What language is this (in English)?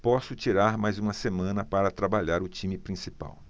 Portuguese